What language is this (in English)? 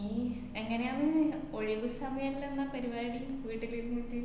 Malayalam